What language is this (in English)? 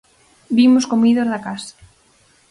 Galician